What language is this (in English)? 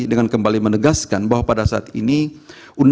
Indonesian